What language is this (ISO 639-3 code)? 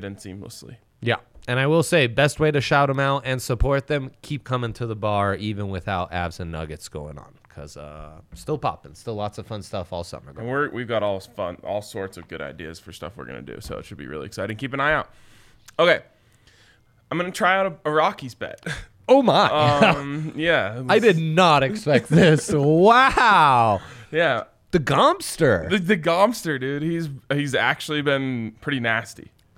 eng